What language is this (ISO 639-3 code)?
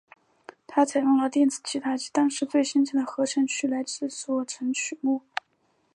zho